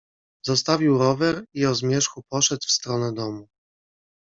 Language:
Polish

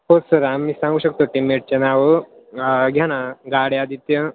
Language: Marathi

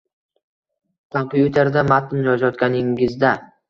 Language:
Uzbek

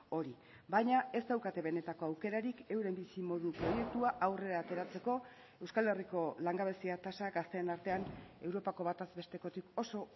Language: Basque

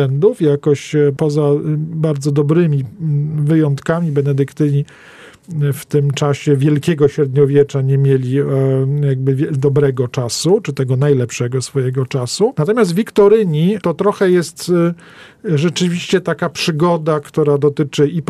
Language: Polish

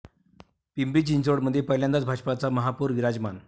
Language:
Marathi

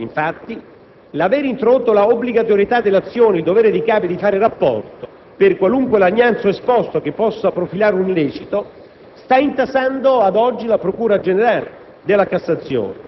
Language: Italian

